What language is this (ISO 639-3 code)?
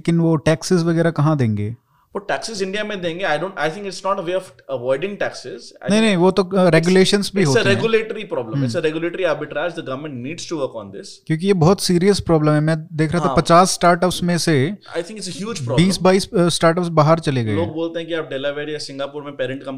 hin